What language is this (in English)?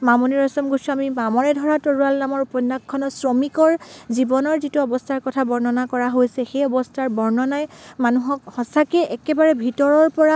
Assamese